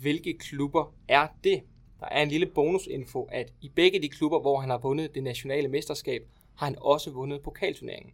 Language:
Danish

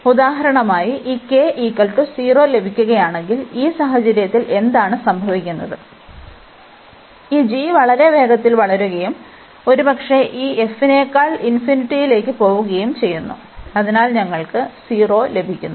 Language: Malayalam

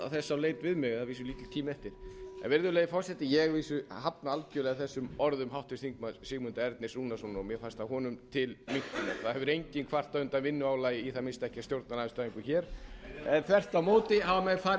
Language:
Icelandic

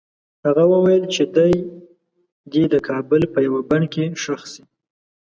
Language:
Pashto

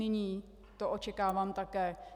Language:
Czech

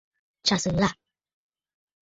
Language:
Bafut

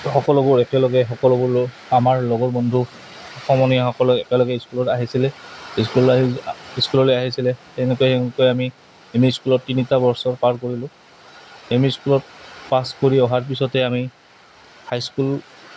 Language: Assamese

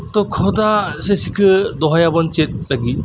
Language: Santali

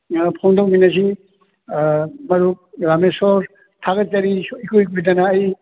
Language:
Manipuri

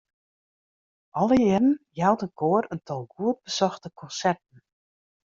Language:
Western Frisian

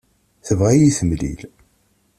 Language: Kabyle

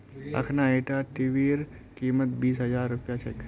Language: Magahi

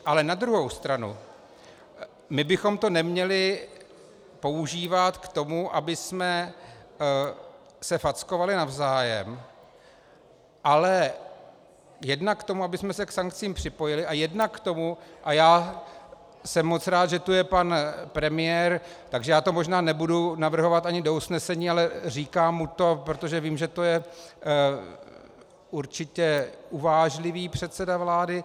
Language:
Czech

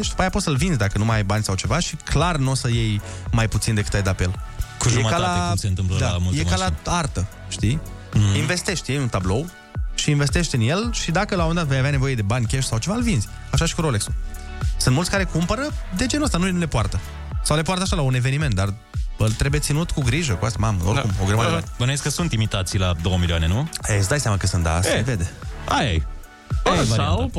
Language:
Romanian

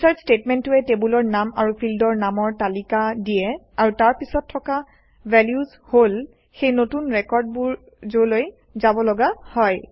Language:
Assamese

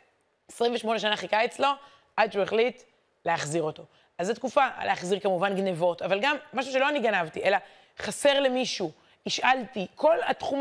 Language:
Hebrew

